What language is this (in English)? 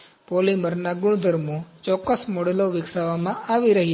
Gujarati